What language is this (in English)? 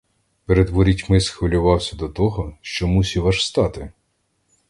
Ukrainian